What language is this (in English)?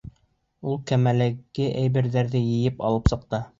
Bashkir